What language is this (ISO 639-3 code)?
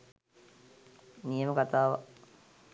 sin